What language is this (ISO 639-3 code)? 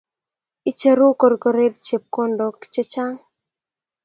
kln